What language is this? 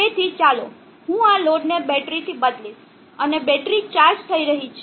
Gujarati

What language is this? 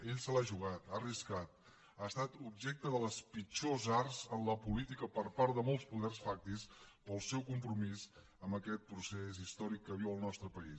Catalan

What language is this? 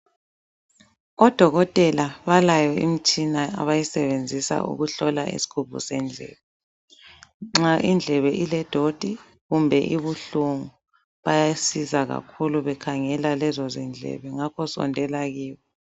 North Ndebele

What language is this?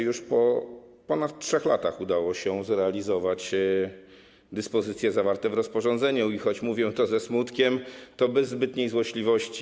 Polish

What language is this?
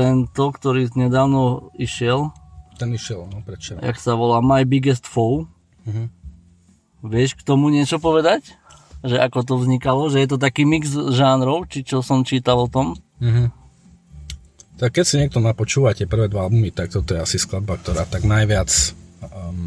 Slovak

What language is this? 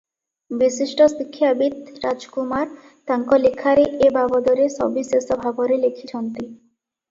Odia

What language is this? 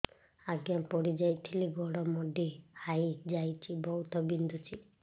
Odia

